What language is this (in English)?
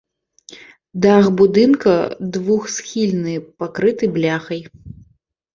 Belarusian